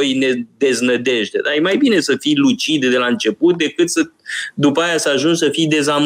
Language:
Romanian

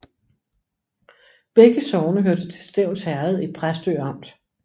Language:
Danish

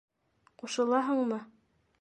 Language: Bashkir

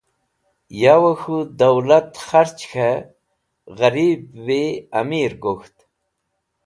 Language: Wakhi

